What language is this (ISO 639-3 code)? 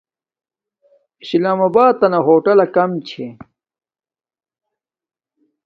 dmk